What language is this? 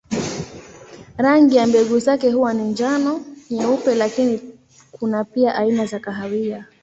Swahili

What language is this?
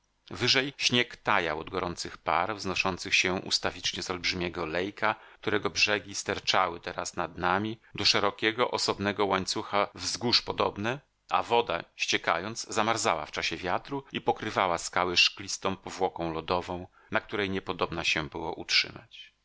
Polish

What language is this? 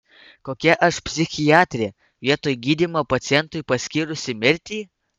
Lithuanian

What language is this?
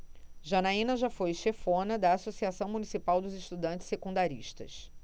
Portuguese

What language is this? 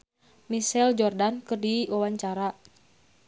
Sundanese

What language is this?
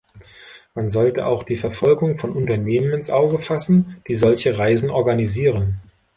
German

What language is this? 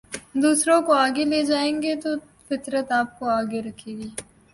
Urdu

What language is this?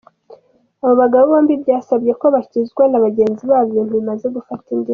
Kinyarwanda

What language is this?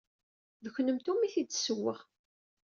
Kabyle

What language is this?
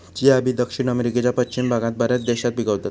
Marathi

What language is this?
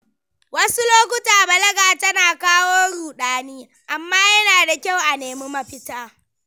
Hausa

